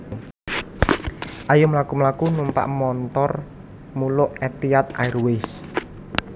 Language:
Javanese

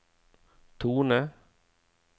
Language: Norwegian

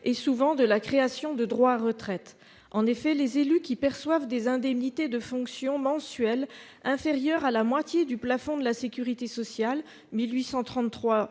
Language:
French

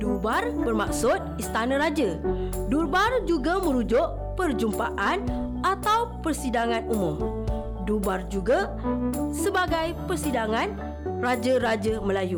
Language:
Malay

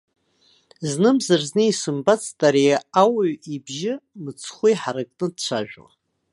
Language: Abkhazian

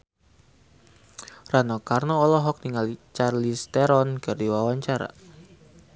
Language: Sundanese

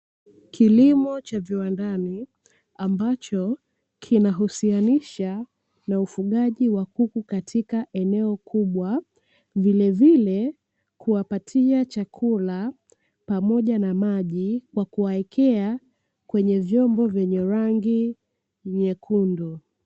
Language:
Swahili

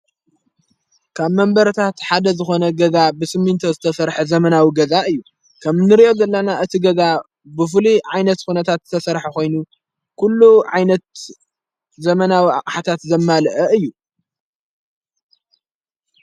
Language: Tigrinya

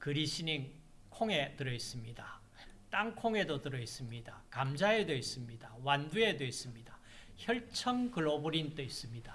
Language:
Korean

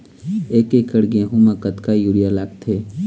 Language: Chhattisgarhi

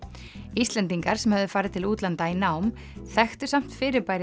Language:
Icelandic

